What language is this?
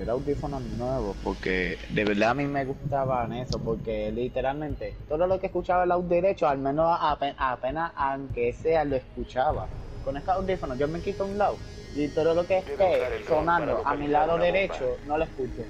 Spanish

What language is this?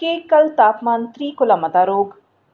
Dogri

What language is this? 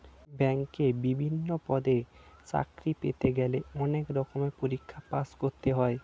Bangla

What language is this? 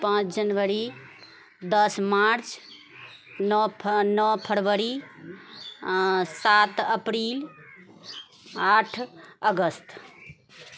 Maithili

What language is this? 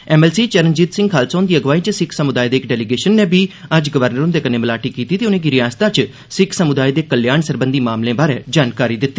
Dogri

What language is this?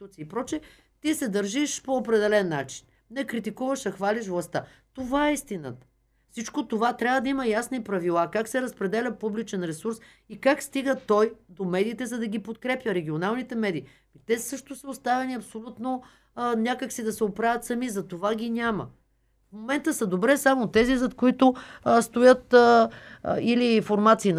Bulgarian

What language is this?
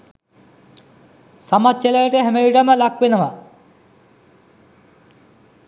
Sinhala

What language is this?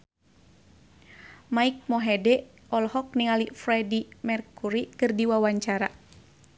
Sundanese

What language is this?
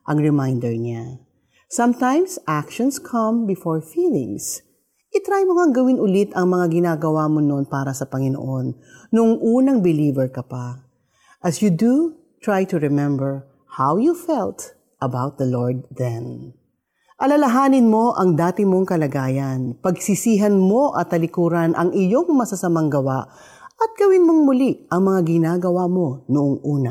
Filipino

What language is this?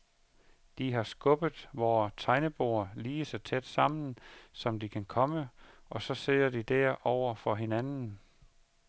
Danish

